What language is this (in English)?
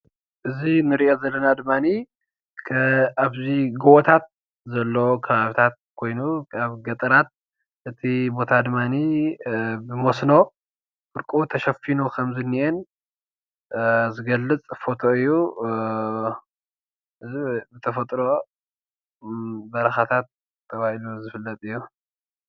Tigrinya